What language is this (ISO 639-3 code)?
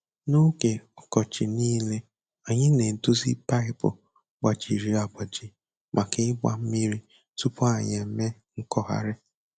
ibo